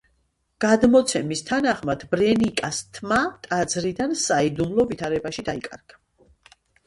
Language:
Georgian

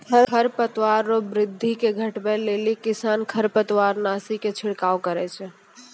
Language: Maithili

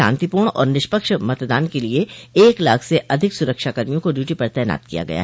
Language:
Hindi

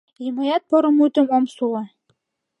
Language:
Mari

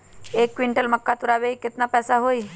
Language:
Magahi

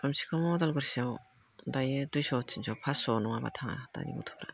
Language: Bodo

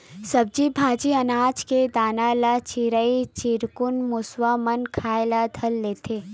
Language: Chhattisgarhi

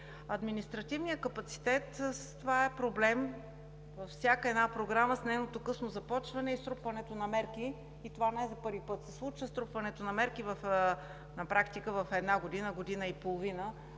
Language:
Bulgarian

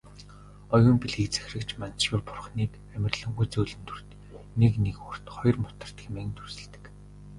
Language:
Mongolian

